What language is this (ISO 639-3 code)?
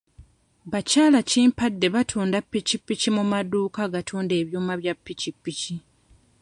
lug